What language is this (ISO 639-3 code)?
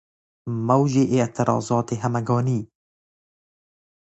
fas